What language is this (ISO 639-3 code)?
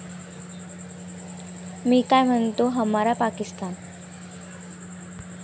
mar